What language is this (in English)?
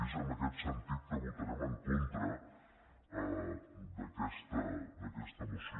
Catalan